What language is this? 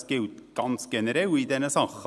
Swiss German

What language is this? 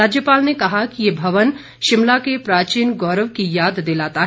Hindi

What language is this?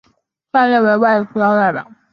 Chinese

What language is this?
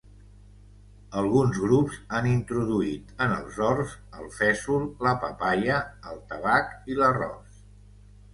Catalan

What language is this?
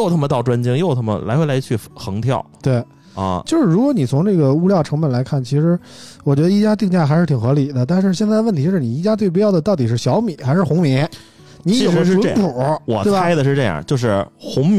Chinese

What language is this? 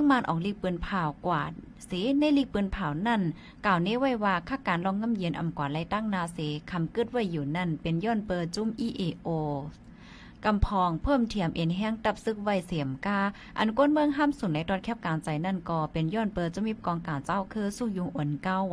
Thai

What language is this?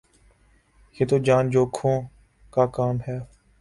Urdu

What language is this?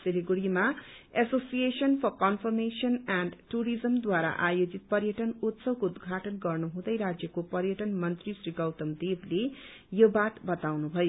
Nepali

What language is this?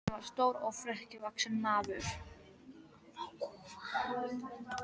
Icelandic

